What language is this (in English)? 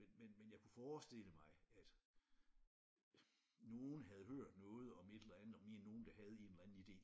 Danish